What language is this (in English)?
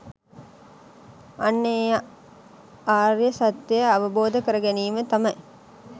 Sinhala